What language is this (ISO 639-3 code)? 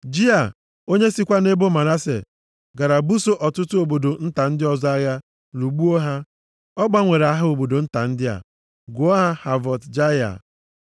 ibo